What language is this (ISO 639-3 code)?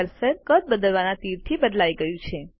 guj